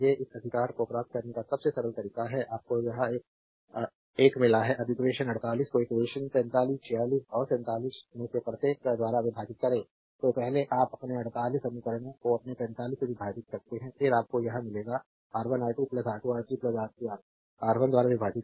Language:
Hindi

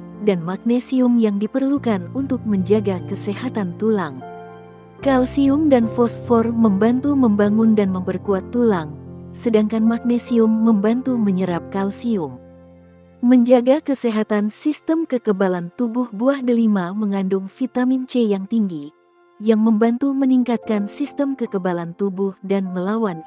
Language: Indonesian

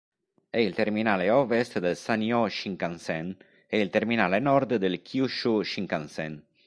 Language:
Italian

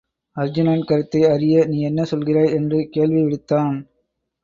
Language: Tamil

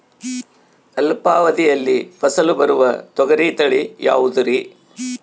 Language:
Kannada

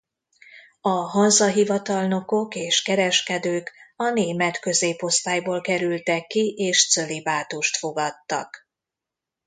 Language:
Hungarian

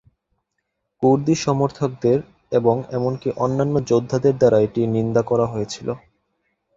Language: Bangla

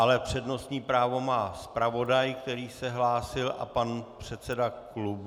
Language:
Czech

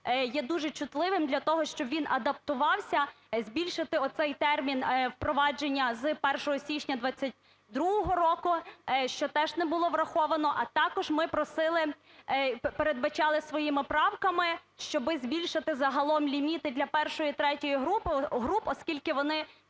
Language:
Ukrainian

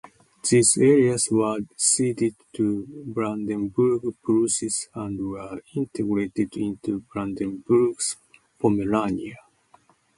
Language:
English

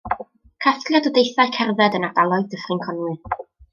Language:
Welsh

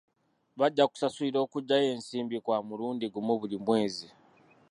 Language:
Ganda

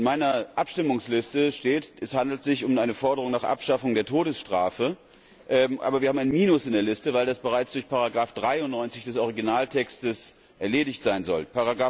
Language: German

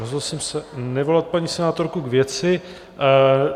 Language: Czech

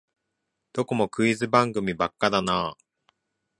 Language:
Japanese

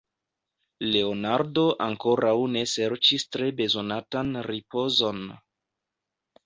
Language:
Esperanto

